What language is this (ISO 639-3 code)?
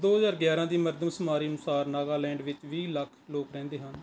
pan